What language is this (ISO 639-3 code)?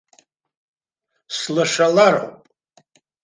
abk